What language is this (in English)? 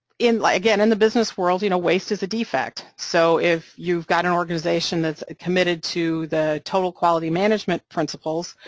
English